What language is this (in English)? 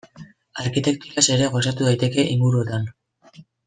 Basque